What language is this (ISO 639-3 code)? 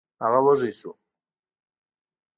pus